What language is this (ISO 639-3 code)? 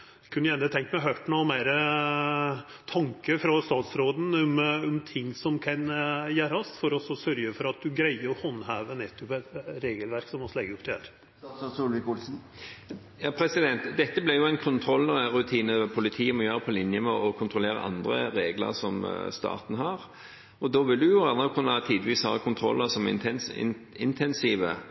nor